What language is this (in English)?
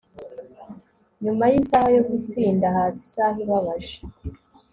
Kinyarwanda